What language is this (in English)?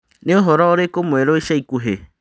Kikuyu